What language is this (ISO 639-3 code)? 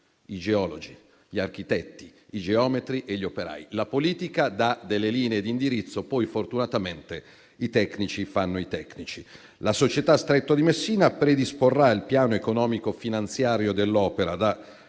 ita